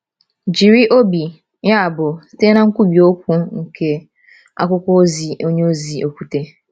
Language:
Igbo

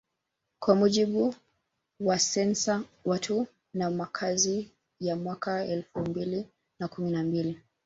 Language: Swahili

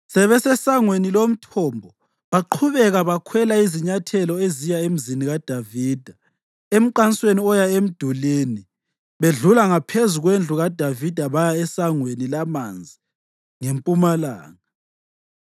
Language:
North Ndebele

